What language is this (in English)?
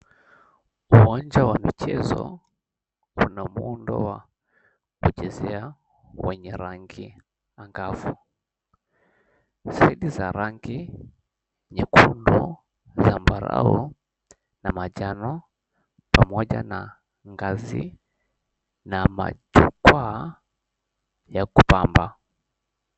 Swahili